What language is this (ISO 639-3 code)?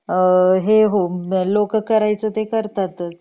mar